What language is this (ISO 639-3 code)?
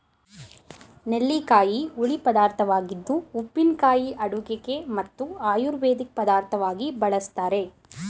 kan